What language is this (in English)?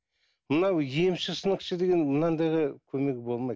Kazakh